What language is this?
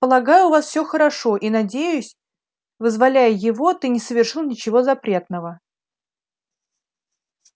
Russian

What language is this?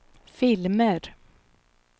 Swedish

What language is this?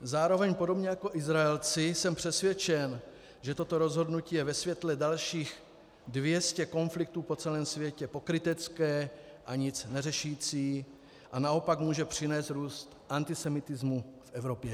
Czech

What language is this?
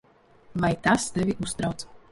Latvian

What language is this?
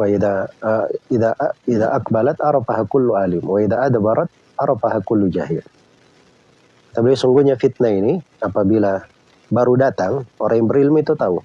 Indonesian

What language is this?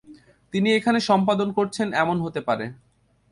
Bangla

